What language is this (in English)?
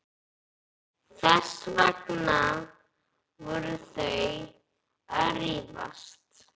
Icelandic